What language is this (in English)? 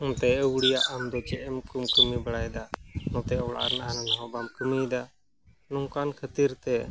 Santali